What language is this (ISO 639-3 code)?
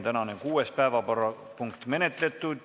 est